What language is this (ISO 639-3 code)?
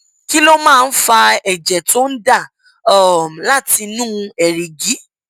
yor